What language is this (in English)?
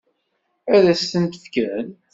Kabyle